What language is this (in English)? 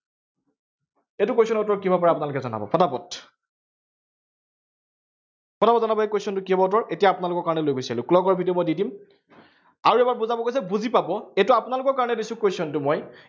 Assamese